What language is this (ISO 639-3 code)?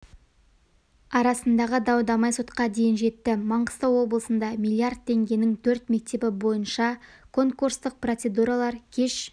kaz